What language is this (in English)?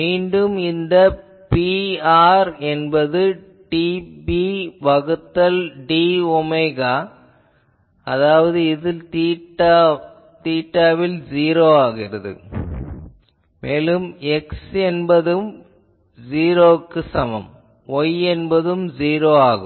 Tamil